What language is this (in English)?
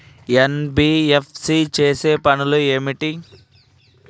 Telugu